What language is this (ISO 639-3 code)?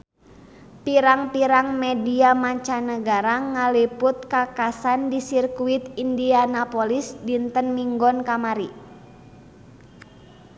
sun